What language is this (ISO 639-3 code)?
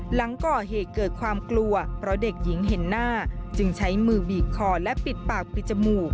tha